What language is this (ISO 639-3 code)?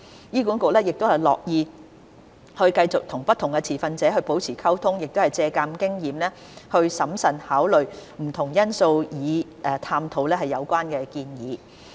yue